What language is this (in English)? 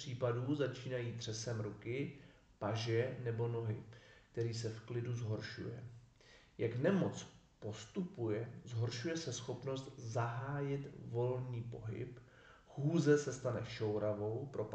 Czech